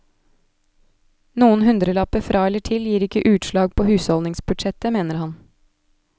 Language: Norwegian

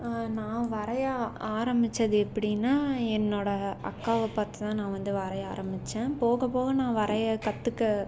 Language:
Tamil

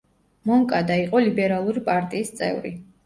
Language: Georgian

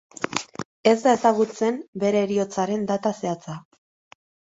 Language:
Basque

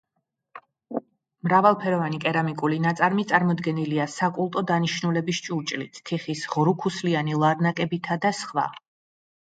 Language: Georgian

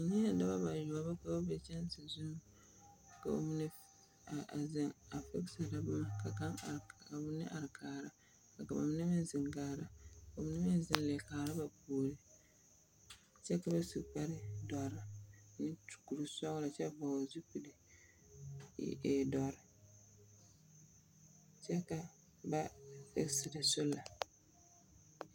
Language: Southern Dagaare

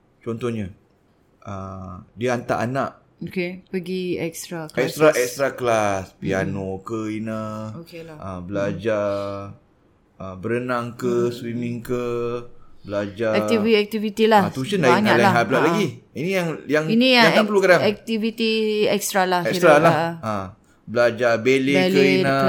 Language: Malay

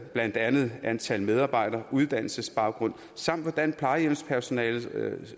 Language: Danish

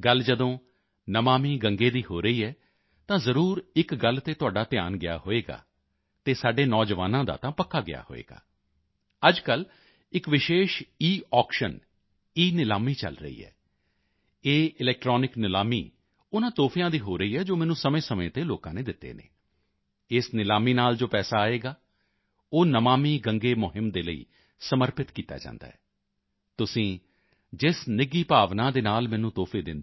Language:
Punjabi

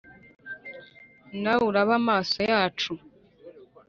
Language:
Kinyarwanda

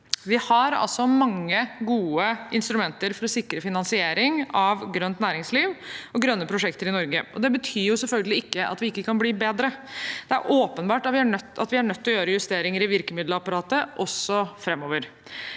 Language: Norwegian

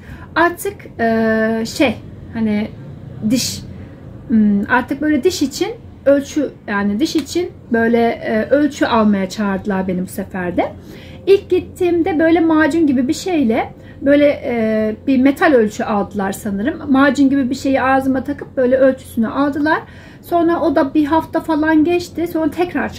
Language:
Turkish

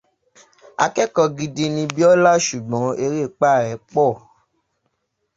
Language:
Yoruba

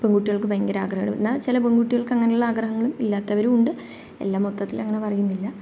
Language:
Malayalam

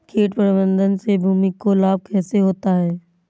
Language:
Hindi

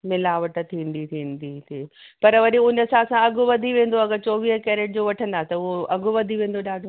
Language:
Sindhi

